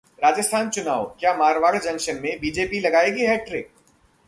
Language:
Hindi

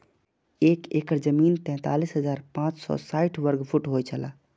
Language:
Maithili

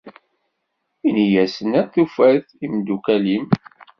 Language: Kabyle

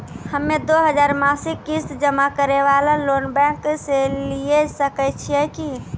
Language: Maithili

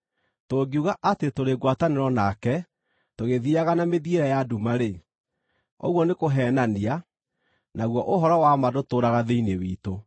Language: Kikuyu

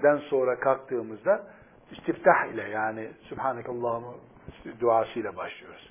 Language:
Turkish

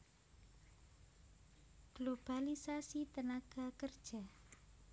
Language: Javanese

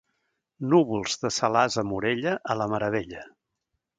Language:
Catalan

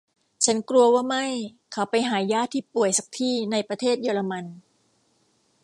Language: Thai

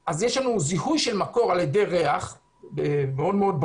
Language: Hebrew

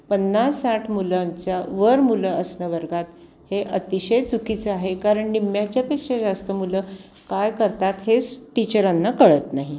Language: Marathi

